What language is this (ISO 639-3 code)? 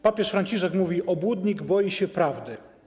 pol